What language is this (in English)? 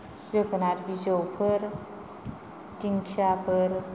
Bodo